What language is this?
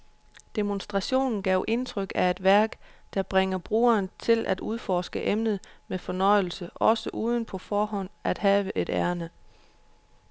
Danish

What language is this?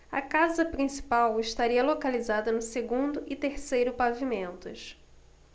Portuguese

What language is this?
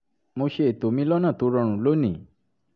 Yoruba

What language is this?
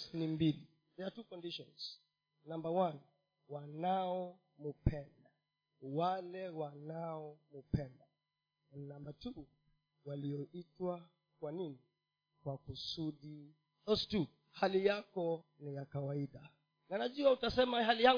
Swahili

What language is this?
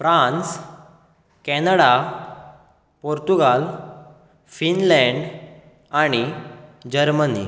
Konkani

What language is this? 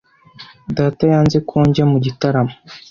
Kinyarwanda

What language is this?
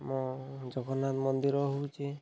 Odia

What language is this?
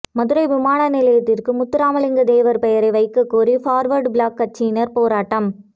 Tamil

